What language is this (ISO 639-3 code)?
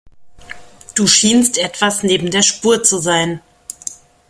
deu